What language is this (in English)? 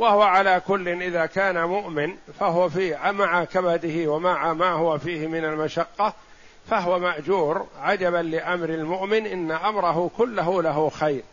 Arabic